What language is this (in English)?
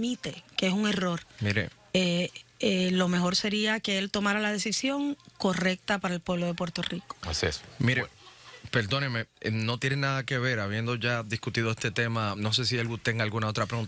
Spanish